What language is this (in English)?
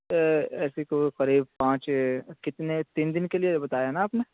Urdu